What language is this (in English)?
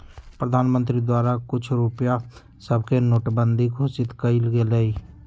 Magahi